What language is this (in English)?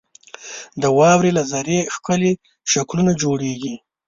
Pashto